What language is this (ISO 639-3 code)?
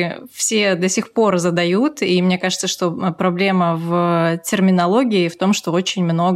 rus